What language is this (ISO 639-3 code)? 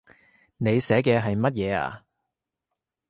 yue